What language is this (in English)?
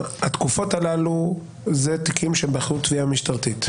Hebrew